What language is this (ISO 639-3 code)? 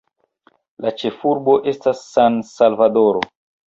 epo